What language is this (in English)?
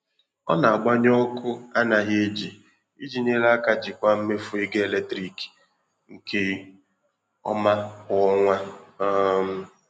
Igbo